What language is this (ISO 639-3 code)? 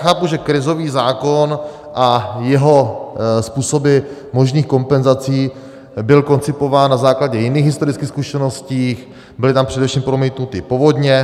ces